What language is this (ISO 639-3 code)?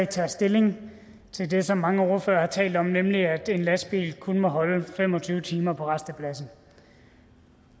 dan